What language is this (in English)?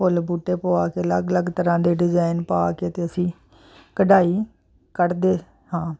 Punjabi